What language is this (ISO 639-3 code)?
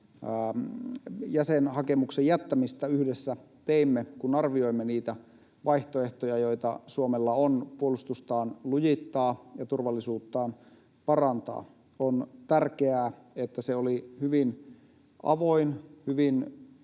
fin